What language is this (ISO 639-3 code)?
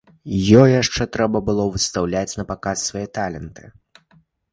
bel